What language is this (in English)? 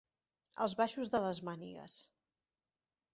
Catalan